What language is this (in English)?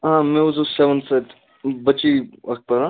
Kashmiri